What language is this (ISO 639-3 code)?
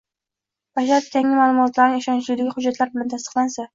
uzb